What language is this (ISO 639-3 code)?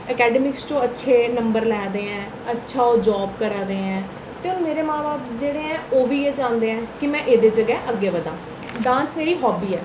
doi